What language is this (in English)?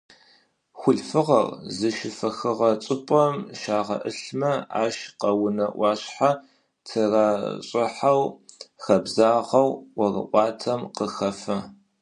Adyghe